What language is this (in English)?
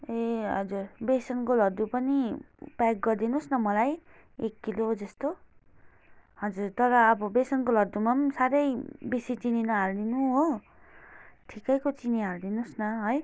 Nepali